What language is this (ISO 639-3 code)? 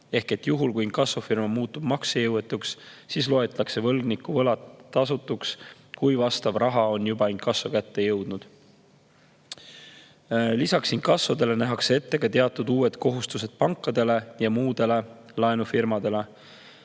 est